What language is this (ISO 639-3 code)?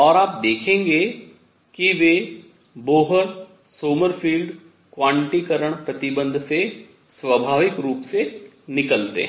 hin